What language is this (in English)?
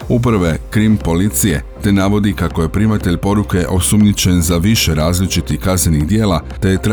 Croatian